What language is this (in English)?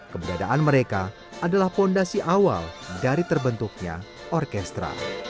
Indonesian